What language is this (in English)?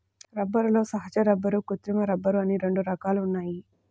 Telugu